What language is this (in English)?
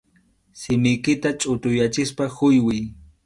Arequipa-La Unión Quechua